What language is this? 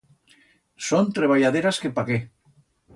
Aragonese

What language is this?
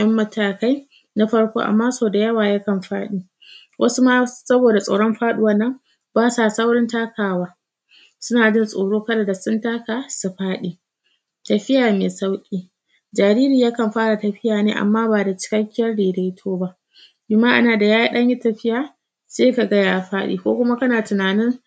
Hausa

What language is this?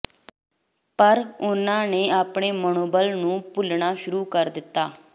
Punjabi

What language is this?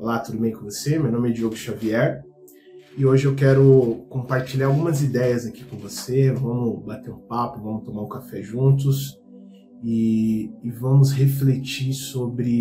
Portuguese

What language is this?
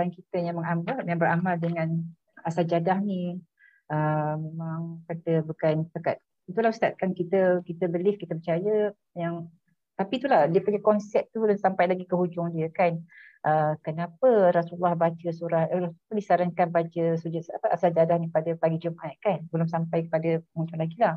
Malay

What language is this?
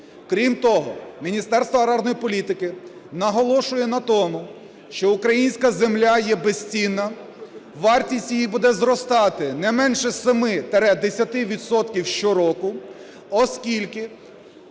Ukrainian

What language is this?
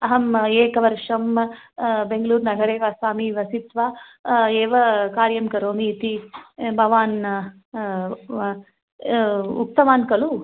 Sanskrit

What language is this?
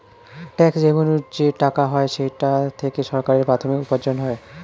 Bangla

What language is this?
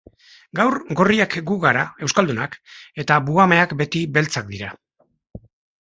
Basque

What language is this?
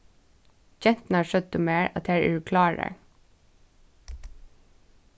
Faroese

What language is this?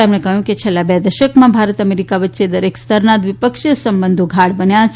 Gujarati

